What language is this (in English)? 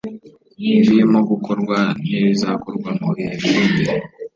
Kinyarwanda